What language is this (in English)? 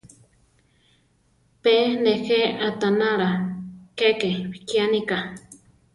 Central Tarahumara